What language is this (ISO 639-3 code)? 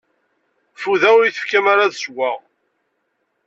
kab